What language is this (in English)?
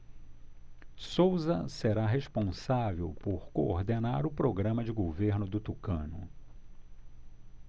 Portuguese